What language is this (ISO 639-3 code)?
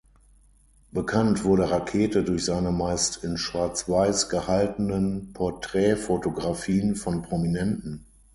deu